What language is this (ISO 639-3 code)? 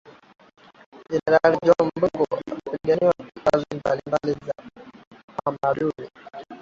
swa